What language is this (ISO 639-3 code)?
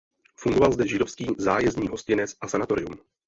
ces